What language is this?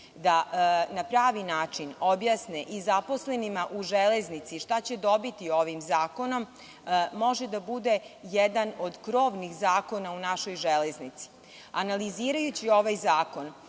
Serbian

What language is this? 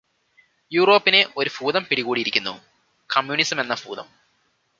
Malayalam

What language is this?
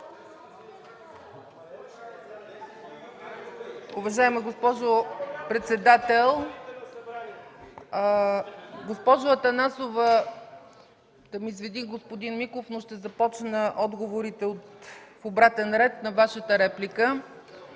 Bulgarian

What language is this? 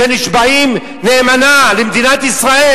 Hebrew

